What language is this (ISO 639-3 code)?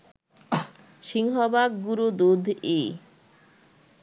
ben